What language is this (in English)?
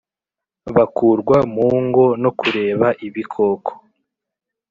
Kinyarwanda